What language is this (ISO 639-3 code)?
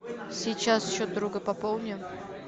rus